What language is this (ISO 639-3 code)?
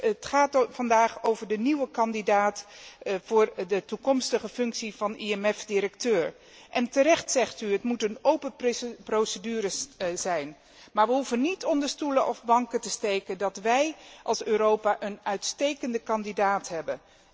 nld